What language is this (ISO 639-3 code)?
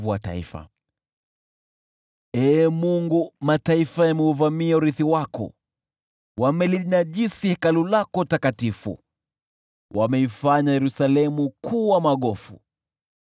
swa